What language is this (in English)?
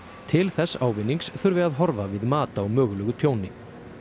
Icelandic